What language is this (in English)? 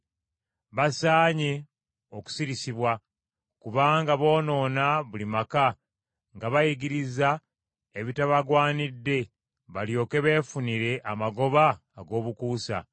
Ganda